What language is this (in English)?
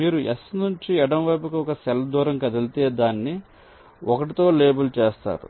Telugu